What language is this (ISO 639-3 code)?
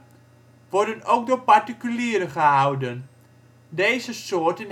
nld